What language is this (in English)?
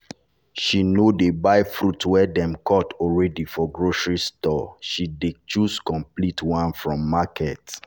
Nigerian Pidgin